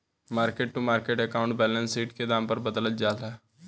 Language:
Bhojpuri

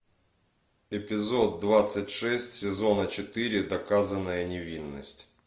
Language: Russian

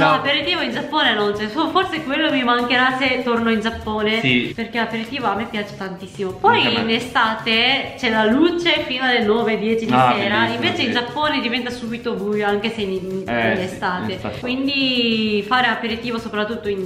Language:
Italian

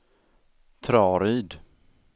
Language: Swedish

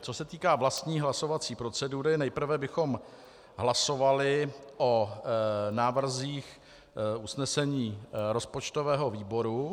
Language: Czech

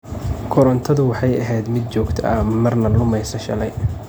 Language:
Somali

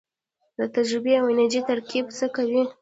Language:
Pashto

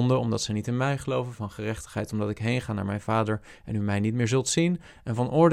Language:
Dutch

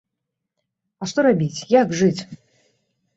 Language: Belarusian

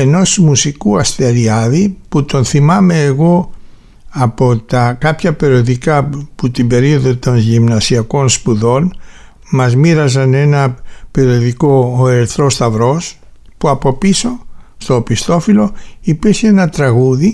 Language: Greek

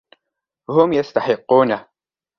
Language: Arabic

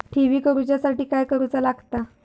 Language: Marathi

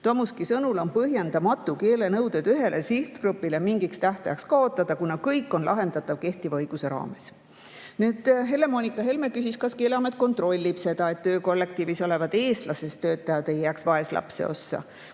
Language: Estonian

